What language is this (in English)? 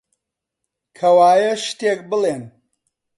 Central Kurdish